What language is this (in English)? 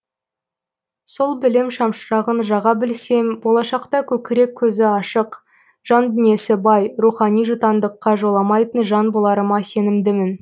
Kazakh